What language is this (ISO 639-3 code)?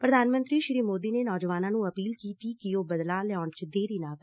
pan